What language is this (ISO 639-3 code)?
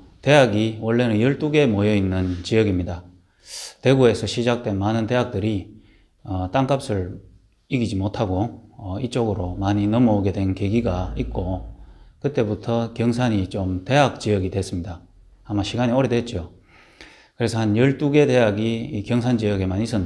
kor